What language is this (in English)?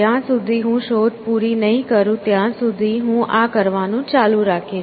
Gujarati